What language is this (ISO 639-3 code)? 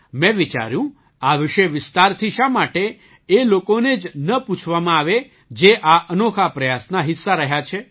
guj